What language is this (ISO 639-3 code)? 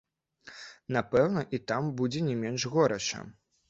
bel